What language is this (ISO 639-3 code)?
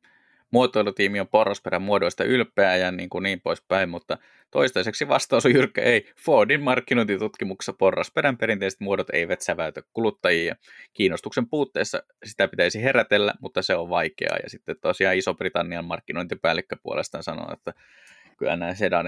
fin